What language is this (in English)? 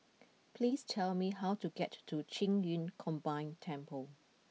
English